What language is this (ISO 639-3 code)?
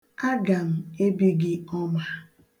ibo